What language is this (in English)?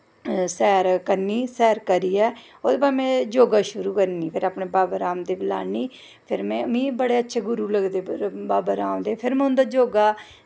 Dogri